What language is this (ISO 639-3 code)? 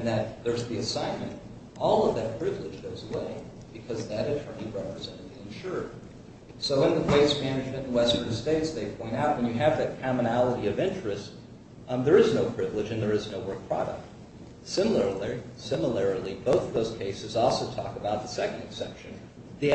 eng